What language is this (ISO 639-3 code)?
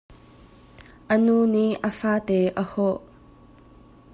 cnh